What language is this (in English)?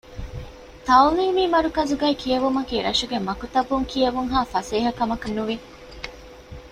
Divehi